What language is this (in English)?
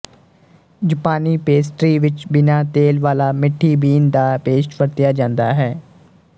Punjabi